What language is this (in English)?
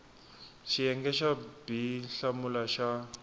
Tsonga